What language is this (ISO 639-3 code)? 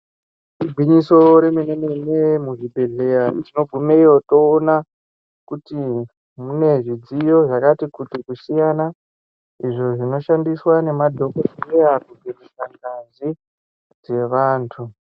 ndc